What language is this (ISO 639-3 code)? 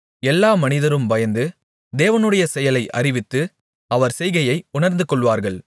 tam